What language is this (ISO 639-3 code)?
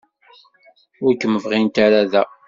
kab